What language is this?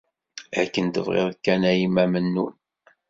Kabyle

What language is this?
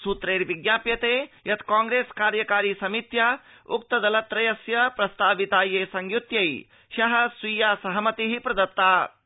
Sanskrit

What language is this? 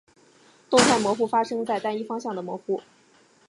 Chinese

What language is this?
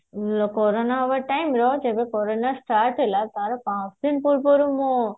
Odia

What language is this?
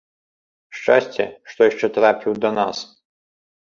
Belarusian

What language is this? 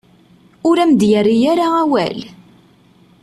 Kabyle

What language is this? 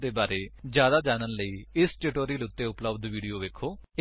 Punjabi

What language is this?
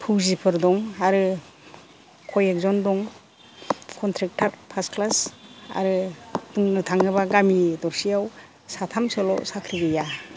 Bodo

